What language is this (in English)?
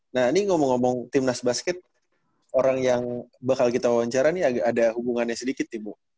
Indonesian